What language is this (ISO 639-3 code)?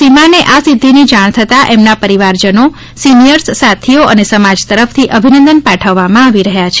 guj